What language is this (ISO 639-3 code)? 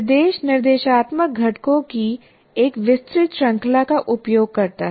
hin